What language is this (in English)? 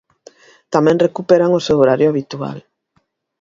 Galician